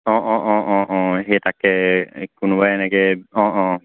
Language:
Assamese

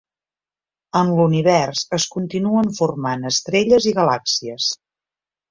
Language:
Catalan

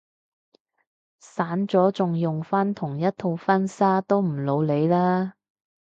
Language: Cantonese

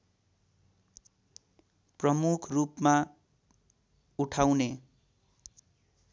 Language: Nepali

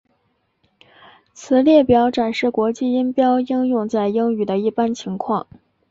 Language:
Chinese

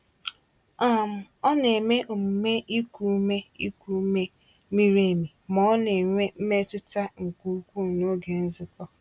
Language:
Igbo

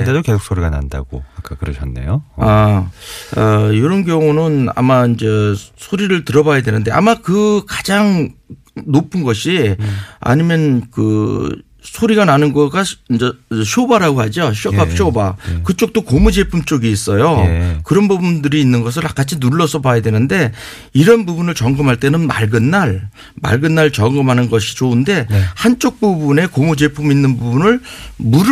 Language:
Korean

